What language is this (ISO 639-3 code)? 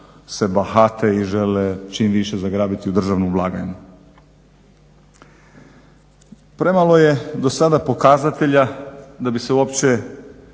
hrv